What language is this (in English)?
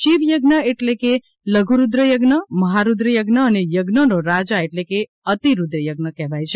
Gujarati